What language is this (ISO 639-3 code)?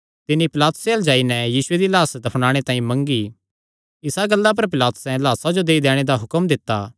xnr